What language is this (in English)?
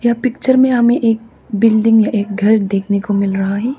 Hindi